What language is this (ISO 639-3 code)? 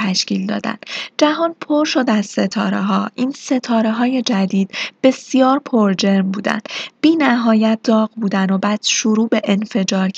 fas